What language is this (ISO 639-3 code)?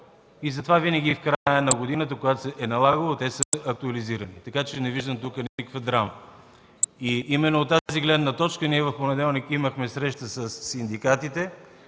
bul